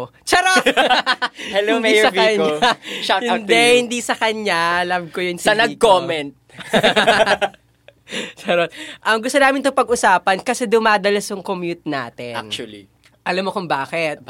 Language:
Filipino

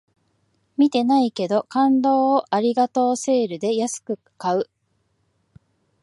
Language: Japanese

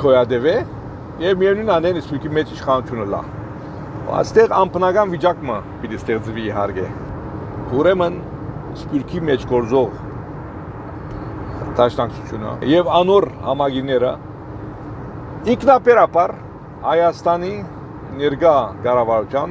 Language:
Turkish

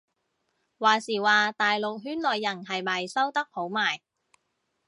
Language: Cantonese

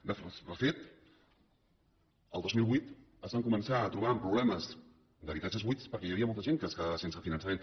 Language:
Catalan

